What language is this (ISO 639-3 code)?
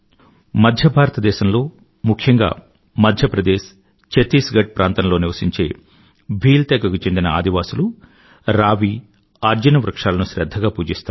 tel